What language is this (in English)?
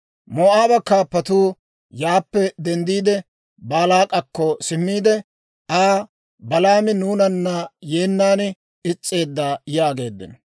Dawro